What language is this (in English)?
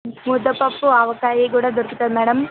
Telugu